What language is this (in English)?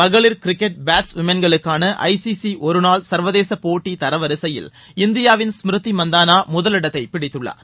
Tamil